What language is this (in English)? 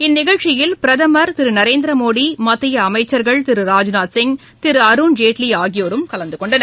Tamil